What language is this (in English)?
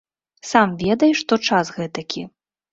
Belarusian